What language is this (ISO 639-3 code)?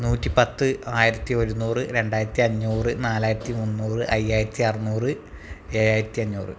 mal